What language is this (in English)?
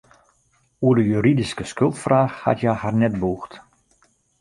Western Frisian